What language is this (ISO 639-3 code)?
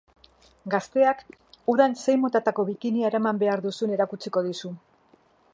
eus